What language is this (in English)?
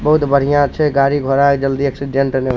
Maithili